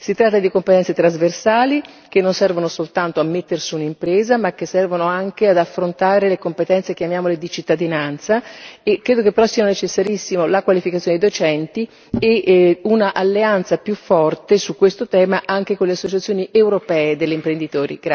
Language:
Italian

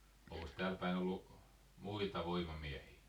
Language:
Finnish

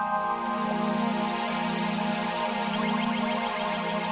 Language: Indonesian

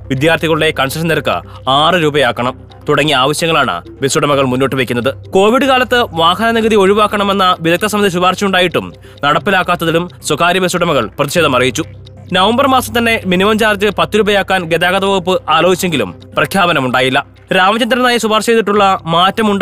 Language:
Malayalam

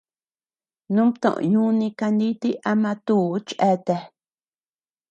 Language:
Tepeuxila Cuicatec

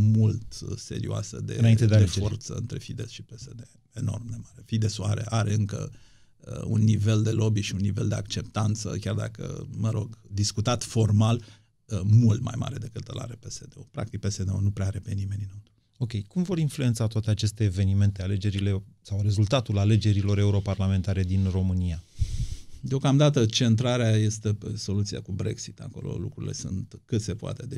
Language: Romanian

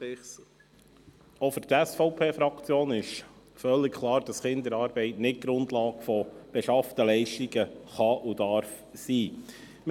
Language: Swiss German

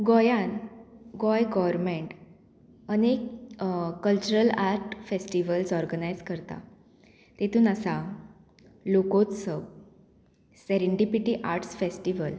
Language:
Konkani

